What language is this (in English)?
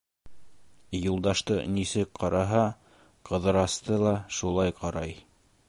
Bashkir